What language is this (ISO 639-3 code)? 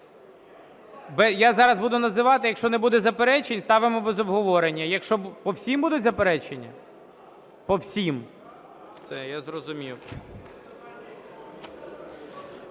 ukr